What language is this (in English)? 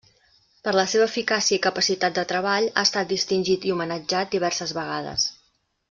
Catalan